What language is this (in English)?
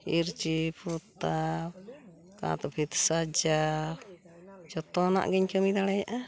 Santali